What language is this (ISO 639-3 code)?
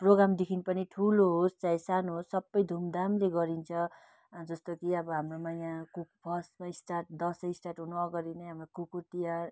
nep